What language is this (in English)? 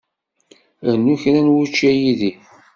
Kabyle